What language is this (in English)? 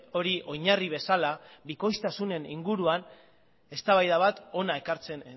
Basque